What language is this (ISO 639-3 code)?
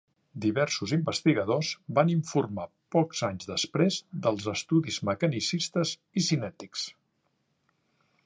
cat